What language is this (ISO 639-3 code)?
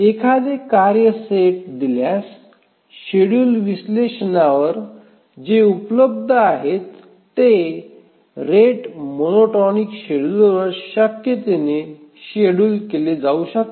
mar